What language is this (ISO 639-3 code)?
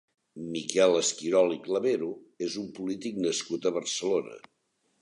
cat